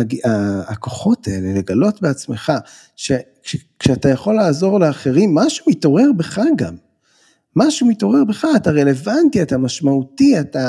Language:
Hebrew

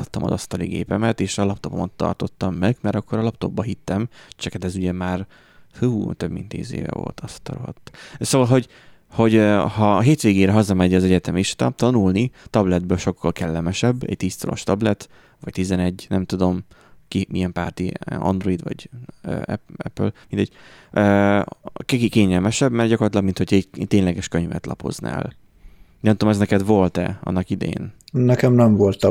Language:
Hungarian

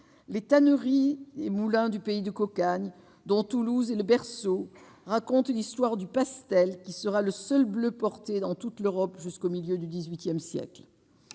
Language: French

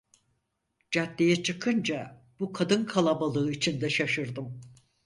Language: Turkish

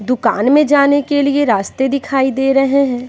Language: Hindi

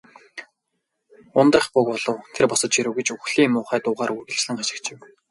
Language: Mongolian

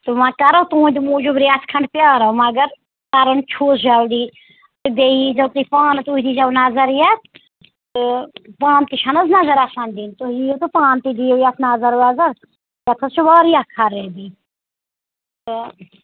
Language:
Kashmiri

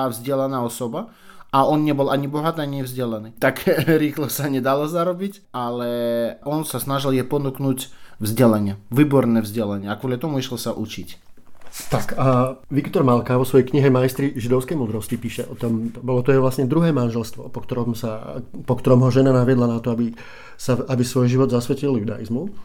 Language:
Slovak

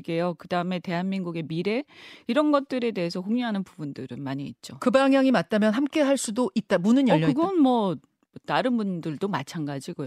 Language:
Korean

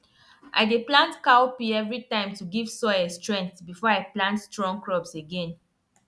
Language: Nigerian Pidgin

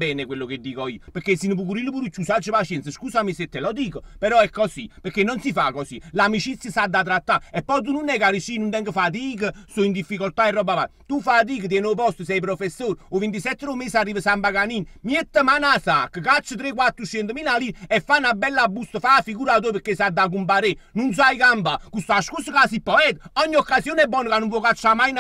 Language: Italian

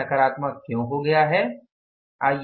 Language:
Hindi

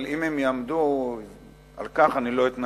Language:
Hebrew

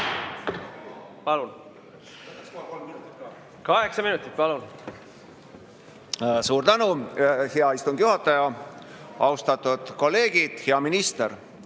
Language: Estonian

